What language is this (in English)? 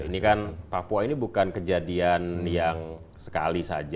Indonesian